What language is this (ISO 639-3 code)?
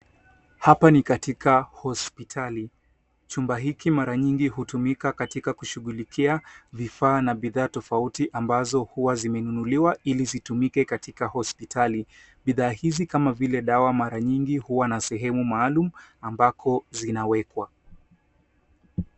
swa